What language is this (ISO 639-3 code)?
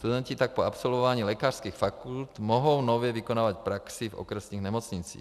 ces